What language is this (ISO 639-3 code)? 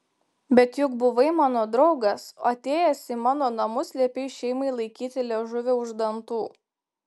lit